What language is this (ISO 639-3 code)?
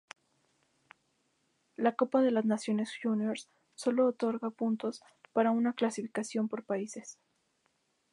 spa